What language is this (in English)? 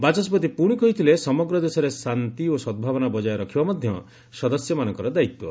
Odia